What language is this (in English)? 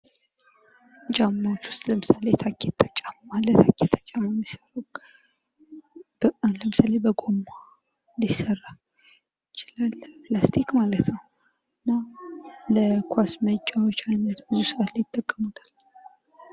Amharic